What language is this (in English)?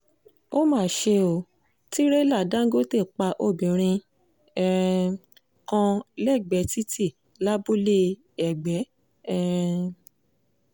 Yoruba